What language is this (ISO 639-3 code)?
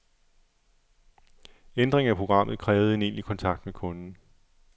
dan